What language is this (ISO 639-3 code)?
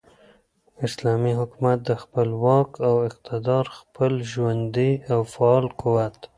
pus